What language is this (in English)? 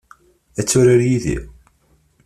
Kabyle